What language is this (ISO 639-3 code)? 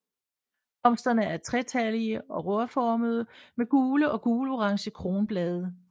dan